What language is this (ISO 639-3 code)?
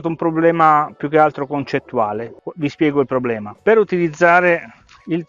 ita